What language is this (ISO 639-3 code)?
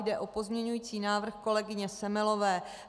ces